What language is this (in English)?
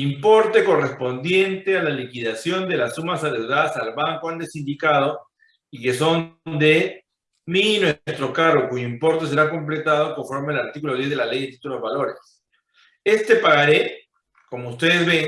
Spanish